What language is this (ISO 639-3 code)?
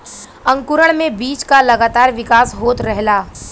bho